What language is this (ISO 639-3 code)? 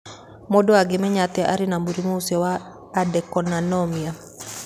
kik